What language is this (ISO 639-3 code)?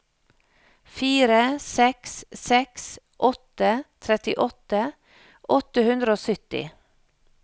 nor